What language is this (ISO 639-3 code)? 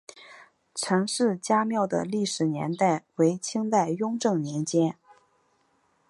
zho